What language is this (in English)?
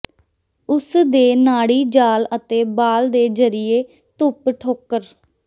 Punjabi